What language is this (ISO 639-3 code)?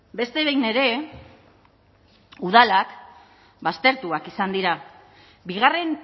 eus